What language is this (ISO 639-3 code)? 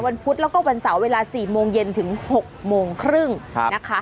tha